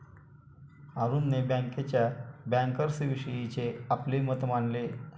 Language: Marathi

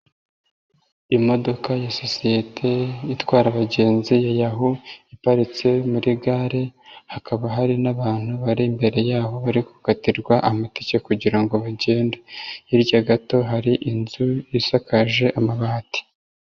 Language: Kinyarwanda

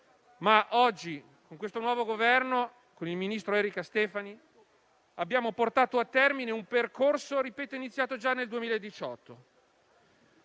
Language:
Italian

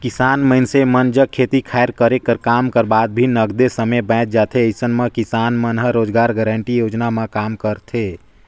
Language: Chhattisgarhi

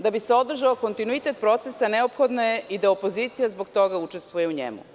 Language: Serbian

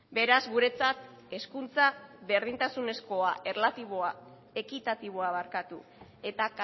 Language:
Basque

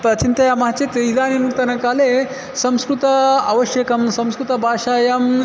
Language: Sanskrit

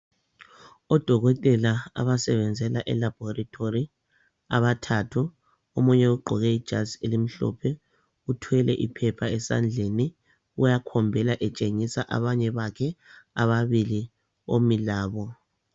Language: North Ndebele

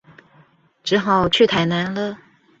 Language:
Chinese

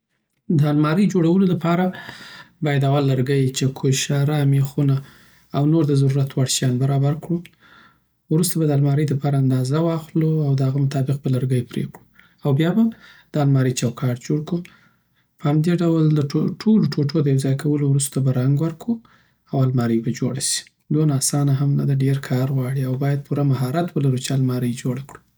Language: Southern Pashto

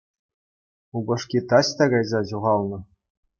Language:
Chuvash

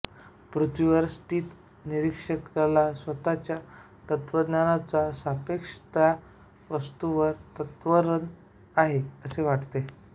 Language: Marathi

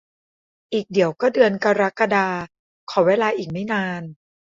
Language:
Thai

